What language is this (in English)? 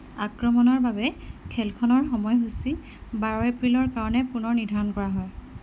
Assamese